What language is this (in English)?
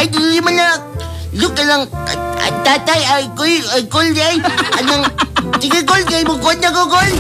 Filipino